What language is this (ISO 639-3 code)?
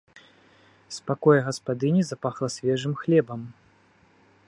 bel